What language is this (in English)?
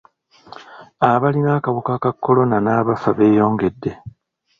Ganda